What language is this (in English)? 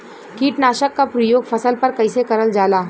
Bhojpuri